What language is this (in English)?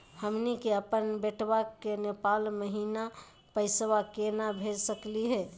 Magahi